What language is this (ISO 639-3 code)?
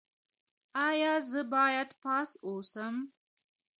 pus